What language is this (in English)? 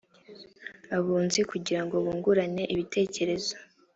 Kinyarwanda